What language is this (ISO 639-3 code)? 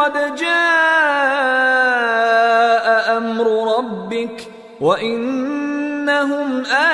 urd